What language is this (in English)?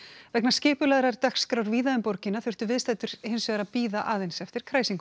Icelandic